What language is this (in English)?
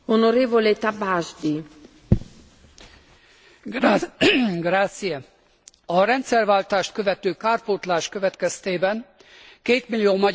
Hungarian